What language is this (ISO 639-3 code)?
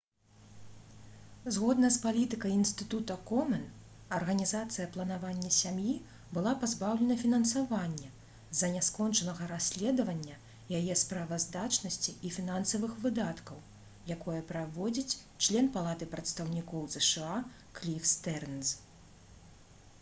bel